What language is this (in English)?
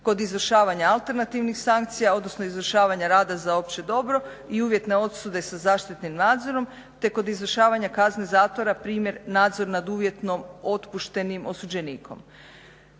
Croatian